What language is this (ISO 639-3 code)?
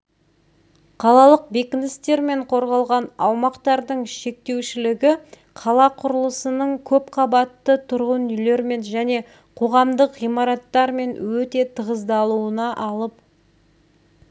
kaz